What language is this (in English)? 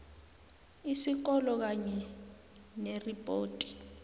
South Ndebele